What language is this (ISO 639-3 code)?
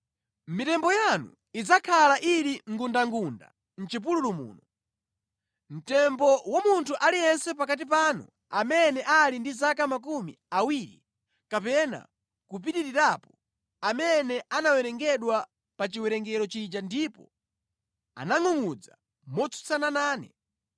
nya